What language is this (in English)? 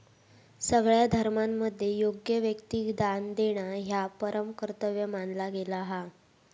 Marathi